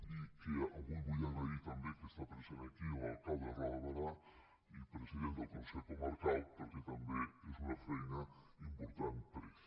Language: Catalan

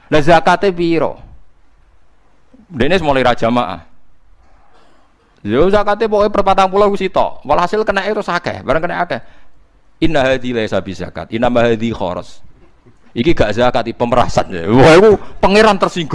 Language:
Indonesian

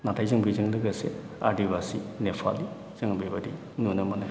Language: Bodo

